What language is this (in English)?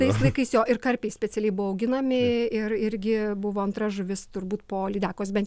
Lithuanian